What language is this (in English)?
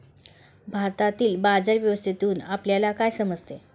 Marathi